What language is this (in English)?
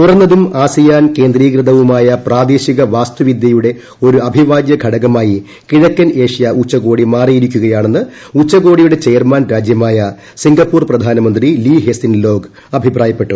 Malayalam